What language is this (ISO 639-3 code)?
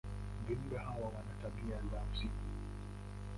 swa